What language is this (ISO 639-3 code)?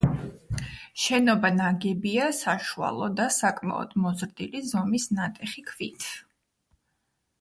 kat